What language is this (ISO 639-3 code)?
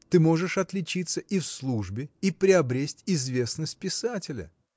rus